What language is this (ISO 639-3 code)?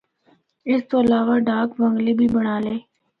hno